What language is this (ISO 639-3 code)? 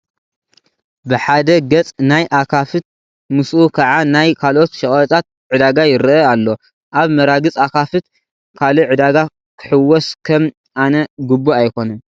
tir